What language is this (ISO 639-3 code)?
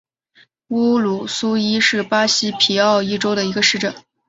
zho